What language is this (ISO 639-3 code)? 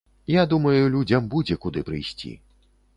bel